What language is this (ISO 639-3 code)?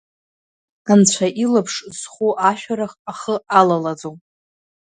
abk